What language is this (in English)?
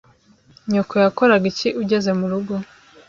Kinyarwanda